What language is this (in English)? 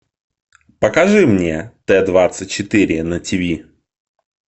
Russian